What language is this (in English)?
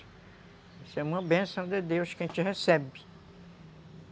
Portuguese